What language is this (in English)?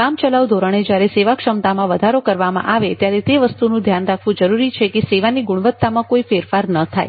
Gujarati